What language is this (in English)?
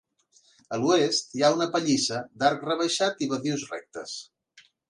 Catalan